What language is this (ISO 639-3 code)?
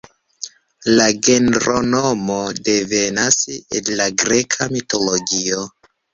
epo